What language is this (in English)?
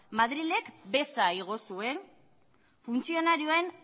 Basque